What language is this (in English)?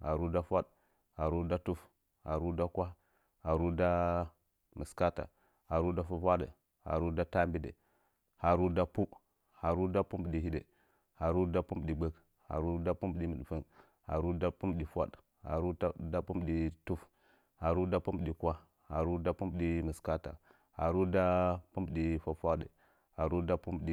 Nzanyi